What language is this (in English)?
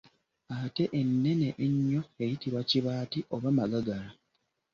Ganda